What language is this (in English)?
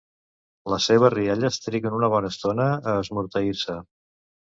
Catalan